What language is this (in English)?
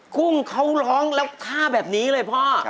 Thai